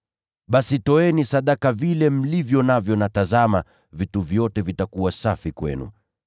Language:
Swahili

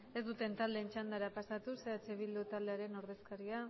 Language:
Basque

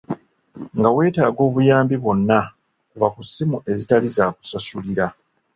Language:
Ganda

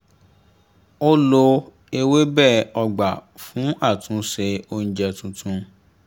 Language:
Yoruba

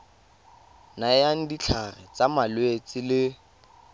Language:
Tswana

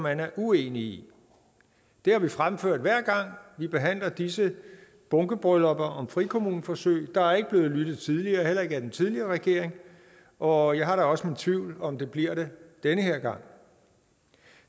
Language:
Danish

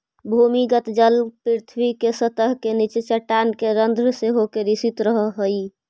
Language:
Magahi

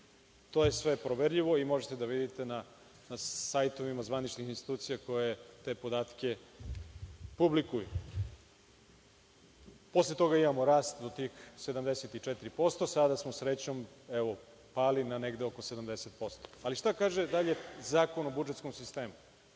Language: Serbian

